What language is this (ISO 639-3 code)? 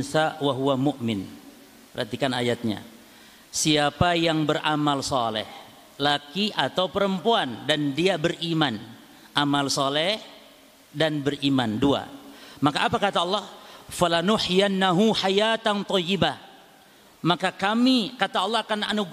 ind